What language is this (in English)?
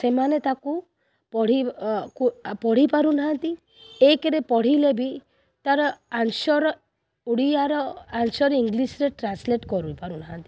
Odia